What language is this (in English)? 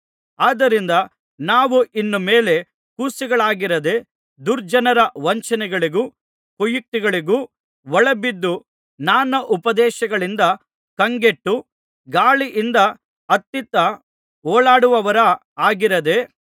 Kannada